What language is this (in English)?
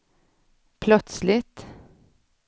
Swedish